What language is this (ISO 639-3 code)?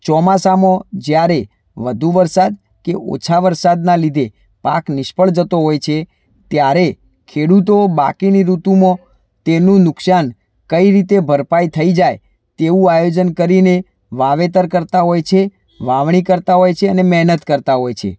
guj